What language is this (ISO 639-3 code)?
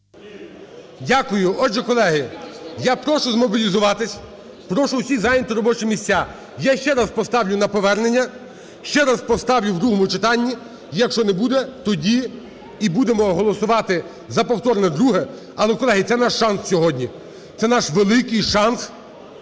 ukr